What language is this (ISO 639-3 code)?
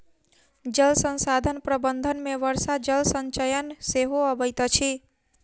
mai